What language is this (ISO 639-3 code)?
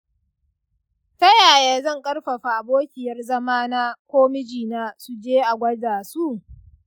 hau